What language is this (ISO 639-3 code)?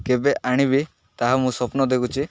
ori